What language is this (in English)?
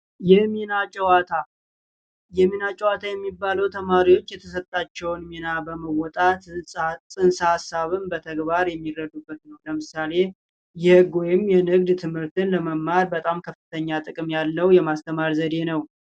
Amharic